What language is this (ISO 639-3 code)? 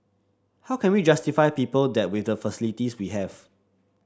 eng